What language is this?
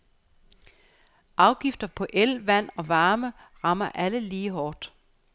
Danish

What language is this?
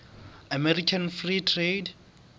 Southern Sotho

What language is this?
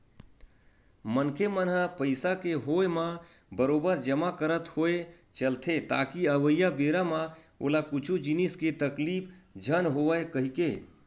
Chhattisgarhi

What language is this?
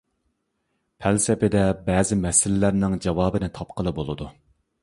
Uyghur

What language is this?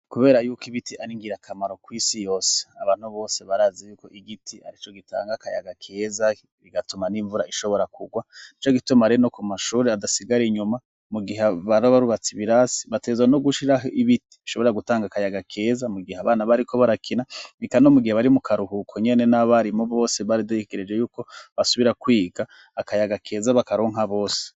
Rundi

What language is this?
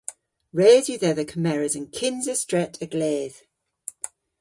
Cornish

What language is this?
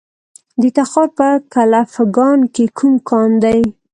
Pashto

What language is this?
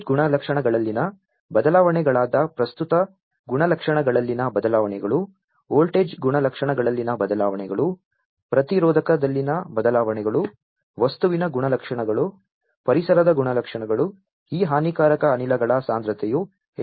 Kannada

